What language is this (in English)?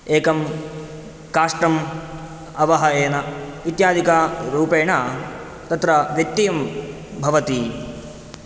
Sanskrit